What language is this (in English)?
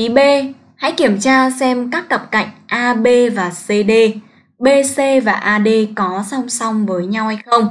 Vietnamese